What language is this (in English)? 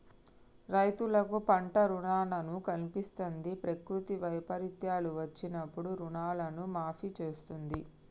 Telugu